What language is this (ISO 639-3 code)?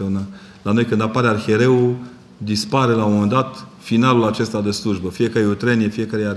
ron